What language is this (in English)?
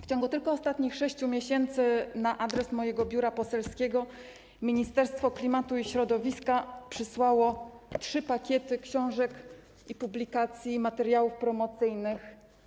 Polish